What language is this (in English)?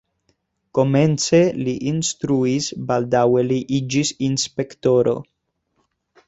Esperanto